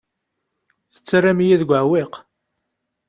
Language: Kabyle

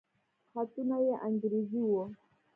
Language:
Pashto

